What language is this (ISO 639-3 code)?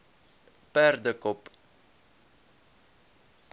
afr